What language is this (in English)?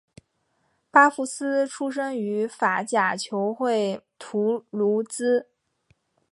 Chinese